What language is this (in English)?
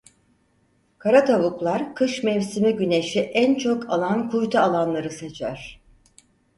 Turkish